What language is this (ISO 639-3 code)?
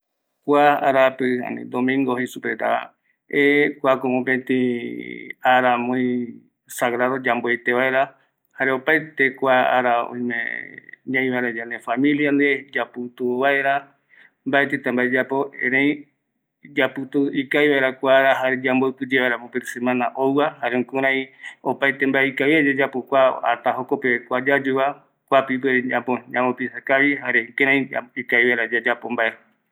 gui